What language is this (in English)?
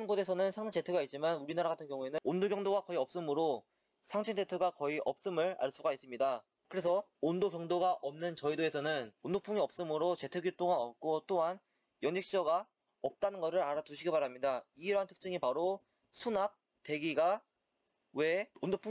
Korean